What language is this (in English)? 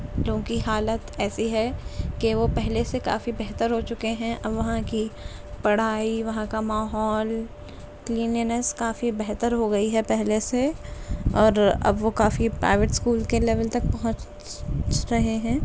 Urdu